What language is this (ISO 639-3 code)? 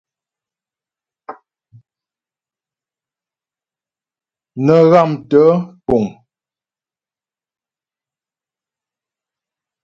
bbj